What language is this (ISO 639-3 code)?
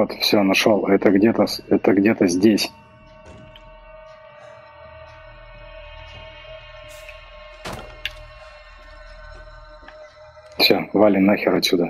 rus